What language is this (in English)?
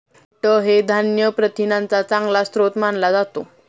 Marathi